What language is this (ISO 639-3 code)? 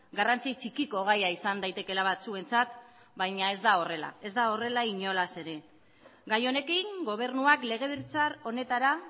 eus